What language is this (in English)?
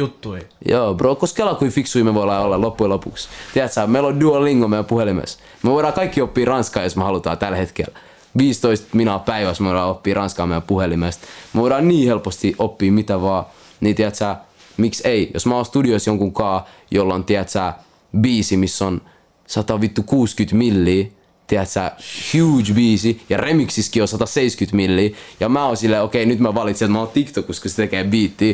Finnish